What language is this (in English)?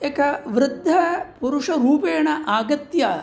Sanskrit